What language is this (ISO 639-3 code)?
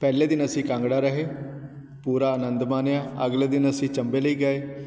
pan